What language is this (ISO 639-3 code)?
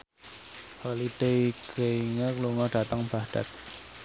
jav